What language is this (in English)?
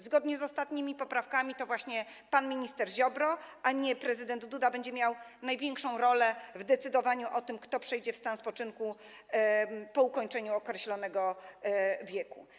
Polish